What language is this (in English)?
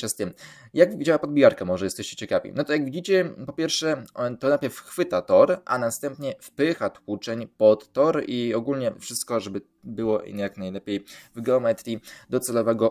Polish